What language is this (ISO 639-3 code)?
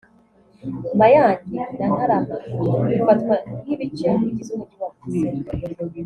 kin